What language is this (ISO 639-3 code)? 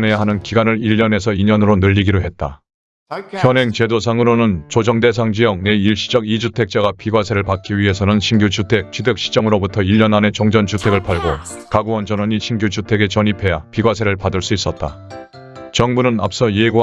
kor